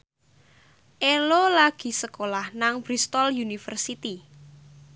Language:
Javanese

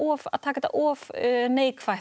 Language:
Icelandic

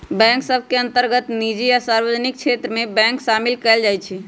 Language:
Magahi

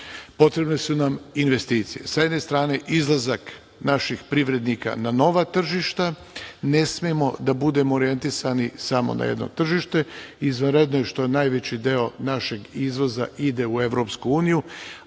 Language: Serbian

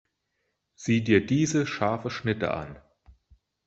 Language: German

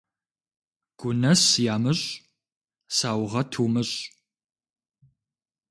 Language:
Kabardian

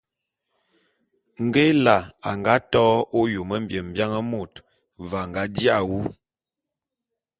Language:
Bulu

